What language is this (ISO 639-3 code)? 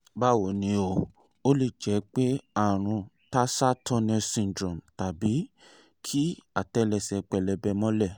yor